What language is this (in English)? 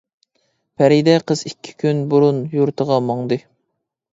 Uyghur